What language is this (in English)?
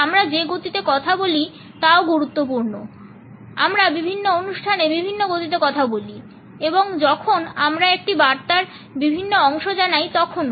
Bangla